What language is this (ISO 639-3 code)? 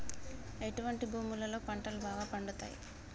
tel